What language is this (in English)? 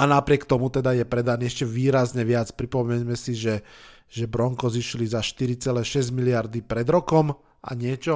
Slovak